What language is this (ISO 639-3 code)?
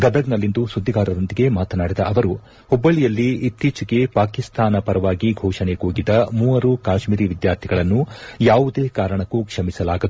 kan